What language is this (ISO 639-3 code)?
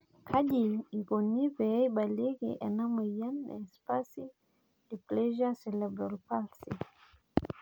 mas